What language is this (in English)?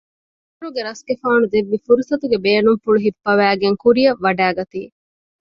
Divehi